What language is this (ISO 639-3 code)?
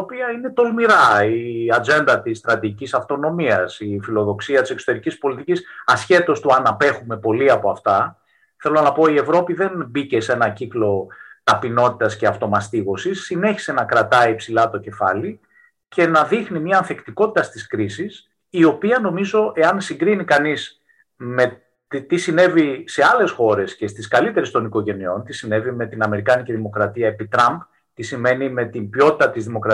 ell